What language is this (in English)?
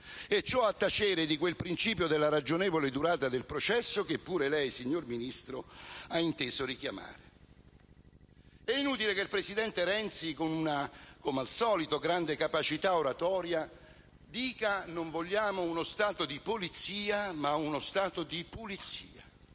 Italian